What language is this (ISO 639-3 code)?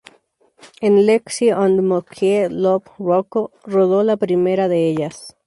spa